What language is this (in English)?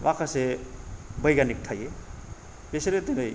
Bodo